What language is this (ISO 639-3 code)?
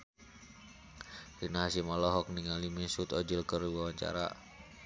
sun